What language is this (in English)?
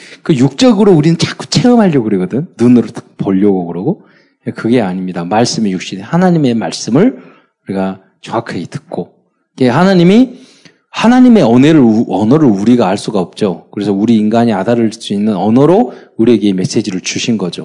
Korean